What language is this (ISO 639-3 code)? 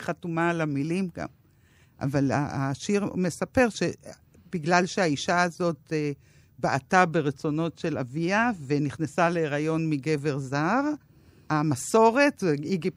heb